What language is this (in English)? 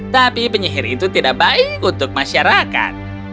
Indonesian